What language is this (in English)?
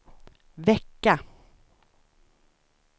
Swedish